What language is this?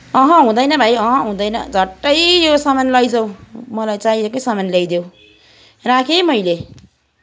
Nepali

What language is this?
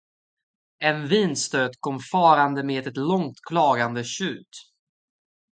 Swedish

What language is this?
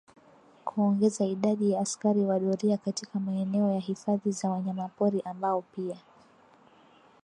Swahili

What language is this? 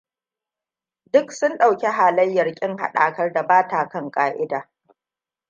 Hausa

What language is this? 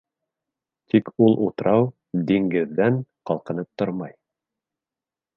Bashkir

